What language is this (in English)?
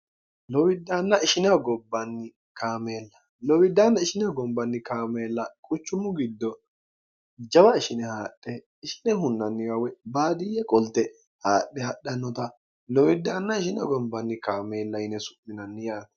Sidamo